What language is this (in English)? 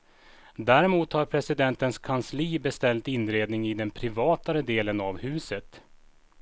Swedish